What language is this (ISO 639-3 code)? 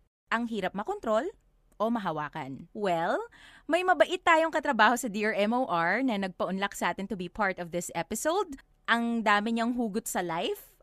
fil